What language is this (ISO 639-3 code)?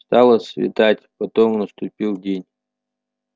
rus